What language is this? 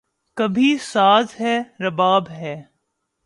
Urdu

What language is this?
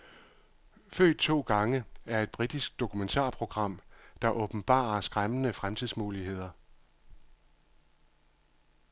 Danish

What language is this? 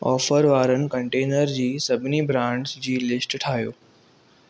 Sindhi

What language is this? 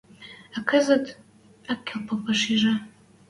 Western Mari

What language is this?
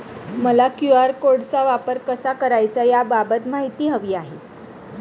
Marathi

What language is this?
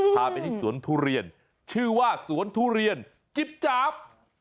Thai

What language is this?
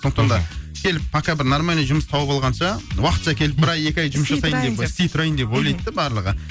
Kazakh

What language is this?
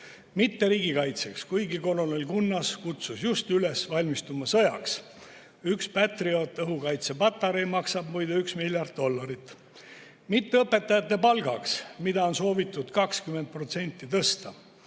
Estonian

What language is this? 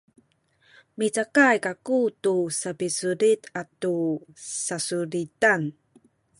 Sakizaya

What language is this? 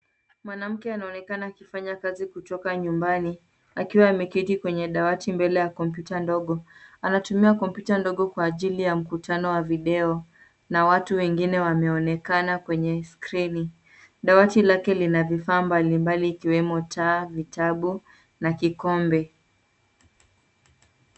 Swahili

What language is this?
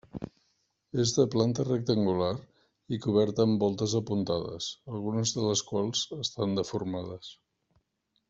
Catalan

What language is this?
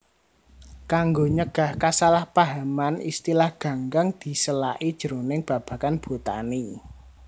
Javanese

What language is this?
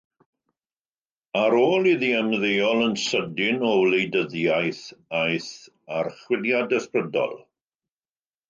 Welsh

